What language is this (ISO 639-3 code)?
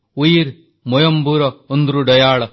ori